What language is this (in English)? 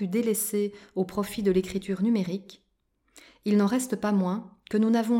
French